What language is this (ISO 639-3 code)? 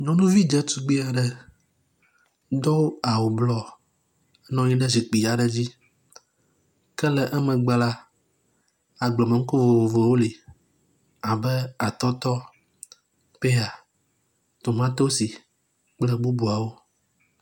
ewe